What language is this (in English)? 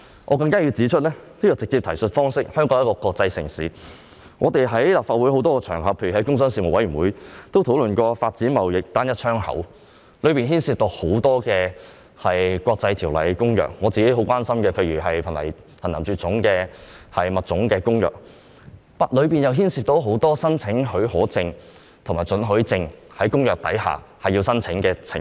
Cantonese